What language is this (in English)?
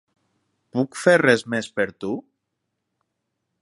Catalan